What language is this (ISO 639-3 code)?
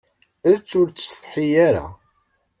kab